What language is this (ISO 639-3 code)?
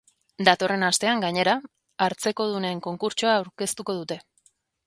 eus